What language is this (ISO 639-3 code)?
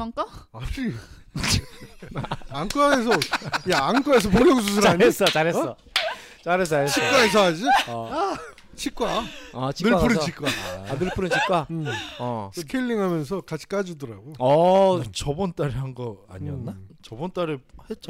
kor